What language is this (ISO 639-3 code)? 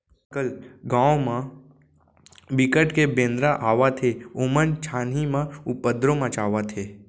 hne